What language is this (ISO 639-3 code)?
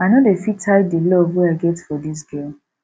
pcm